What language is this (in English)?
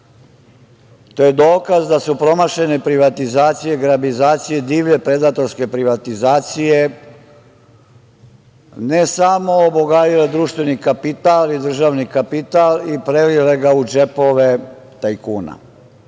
Serbian